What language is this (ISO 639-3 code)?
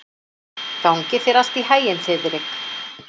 isl